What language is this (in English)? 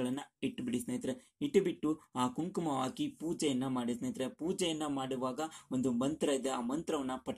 Romanian